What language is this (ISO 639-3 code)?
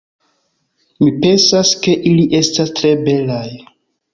epo